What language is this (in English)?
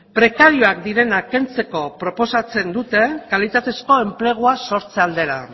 Basque